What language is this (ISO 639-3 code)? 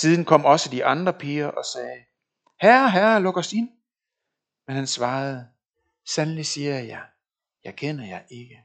dan